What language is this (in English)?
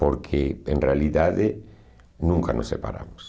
Portuguese